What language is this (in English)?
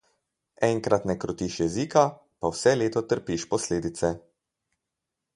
Slovenian